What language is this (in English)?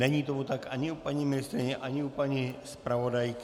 Czech